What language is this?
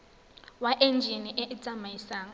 Tswana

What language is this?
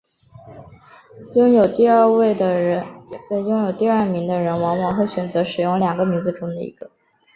Chinese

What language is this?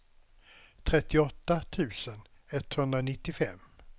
Swedish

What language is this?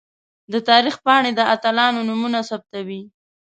Pashto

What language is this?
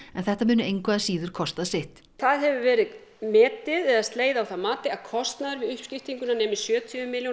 Icelandic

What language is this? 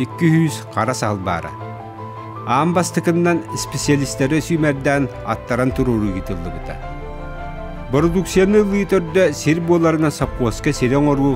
Turkish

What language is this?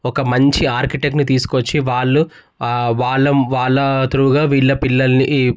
Telugu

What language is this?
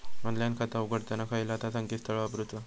Marathi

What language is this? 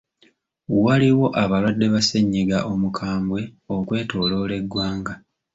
Ganda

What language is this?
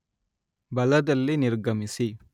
Kannada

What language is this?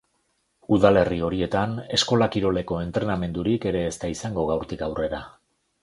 Basque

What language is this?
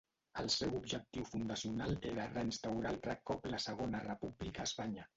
Catalan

